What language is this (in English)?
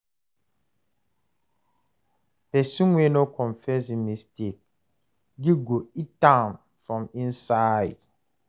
Nigerian Pidgin